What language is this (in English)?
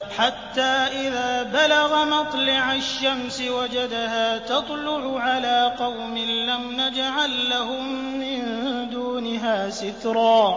Arabic